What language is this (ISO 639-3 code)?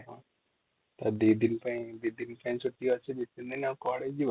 ori